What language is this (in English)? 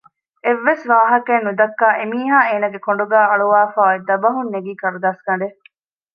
Divehi